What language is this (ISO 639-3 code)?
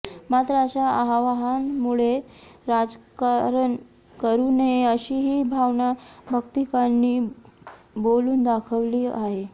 mar